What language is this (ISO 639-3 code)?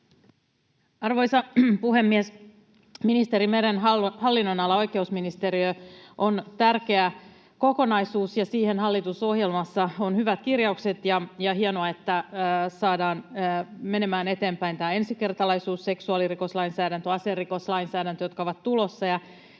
fin